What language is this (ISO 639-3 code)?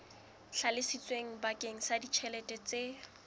sot